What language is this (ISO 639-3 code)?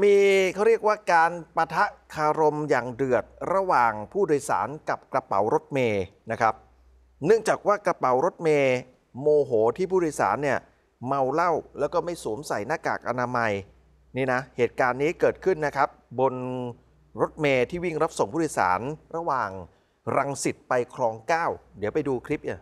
tha